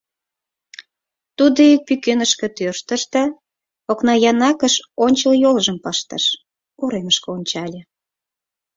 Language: Mari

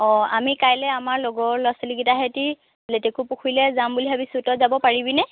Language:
Assamese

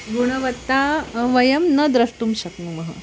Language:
Sanskrit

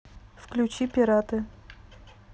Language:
Russian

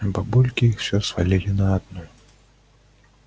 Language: Russian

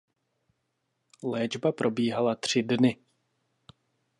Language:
Czech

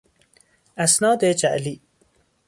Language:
Persian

